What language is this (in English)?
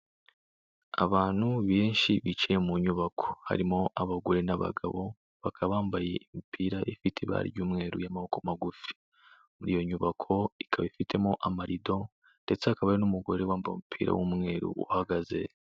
Kinyarwanda